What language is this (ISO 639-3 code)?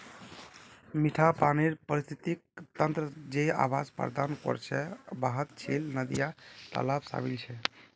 mag